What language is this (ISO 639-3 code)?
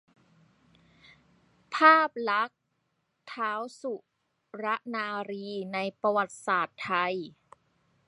tha